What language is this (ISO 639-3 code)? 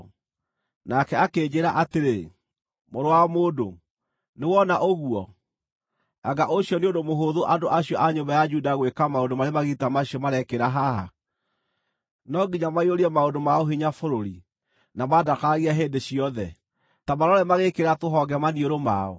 kik